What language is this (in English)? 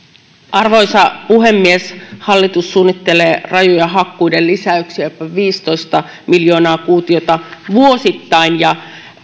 Finnish